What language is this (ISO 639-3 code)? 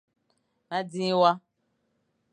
fan